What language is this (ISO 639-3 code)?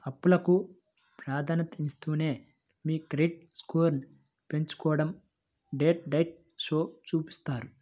tel